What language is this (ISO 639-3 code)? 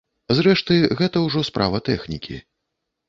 bel